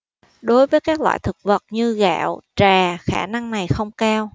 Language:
Vietnamese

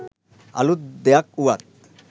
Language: Sinhala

